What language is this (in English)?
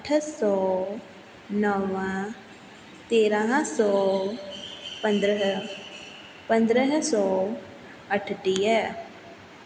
Sindhi